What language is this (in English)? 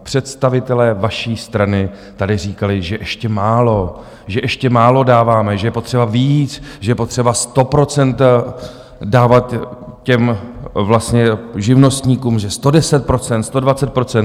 Czech